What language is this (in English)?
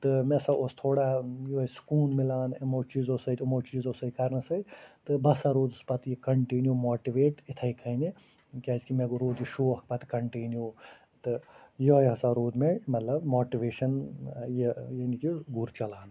Kashmiri